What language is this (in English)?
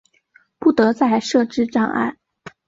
Chinese